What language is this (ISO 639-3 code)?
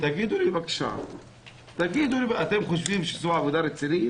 heb